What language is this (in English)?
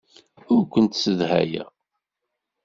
Kabyle